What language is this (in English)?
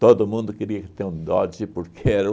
Portuguese